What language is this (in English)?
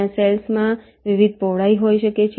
Gujarati